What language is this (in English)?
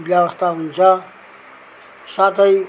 Nepali